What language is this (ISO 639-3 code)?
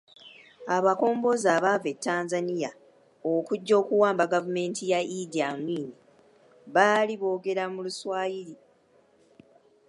lug